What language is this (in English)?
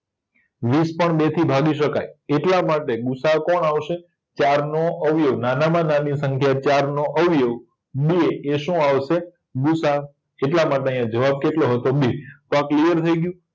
Gujarati